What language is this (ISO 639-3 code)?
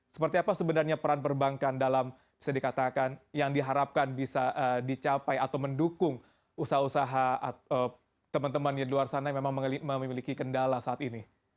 ind